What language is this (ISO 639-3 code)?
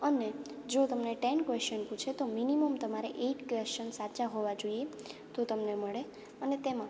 guj